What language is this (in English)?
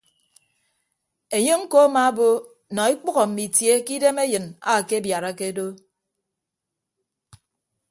Ibibio